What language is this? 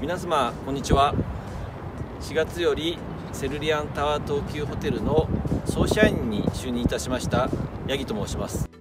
Japanese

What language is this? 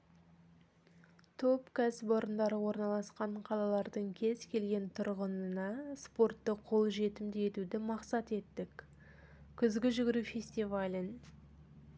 Kazakh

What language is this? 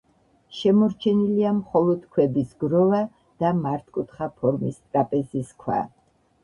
Georgian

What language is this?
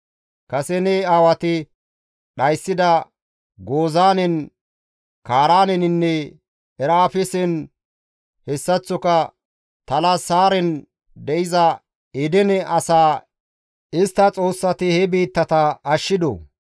Gamo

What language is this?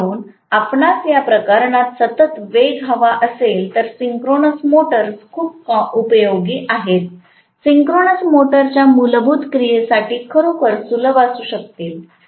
Marathi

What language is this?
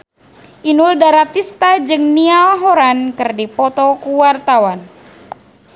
Sundanese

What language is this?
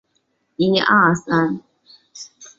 Chinese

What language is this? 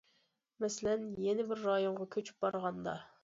Uyghur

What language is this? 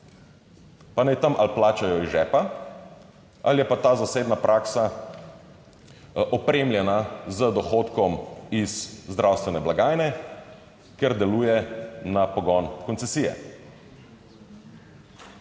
Slovenian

